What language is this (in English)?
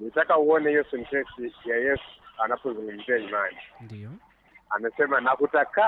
Swahili